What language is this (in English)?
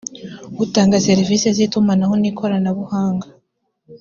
Kinyarwanda